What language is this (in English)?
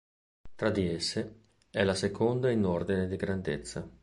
Italian